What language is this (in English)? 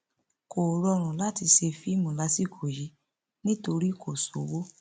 Yoruba